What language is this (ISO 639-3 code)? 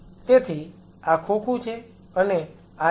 guj